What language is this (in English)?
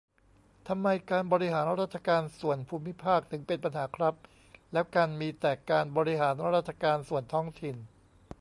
Thai